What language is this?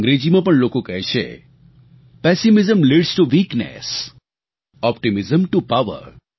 Gujarati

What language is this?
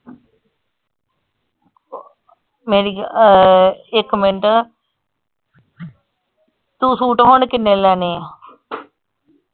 Punjabi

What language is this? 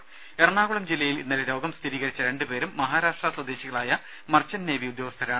Malayalam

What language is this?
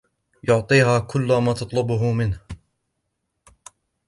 Arabic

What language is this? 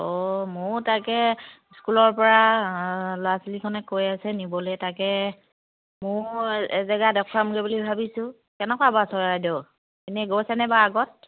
Assamese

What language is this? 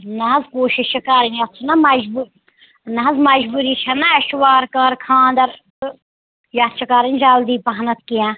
Kashmiri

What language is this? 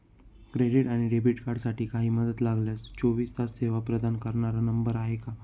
Marathi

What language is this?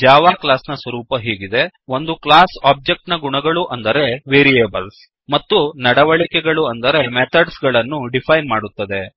Kannada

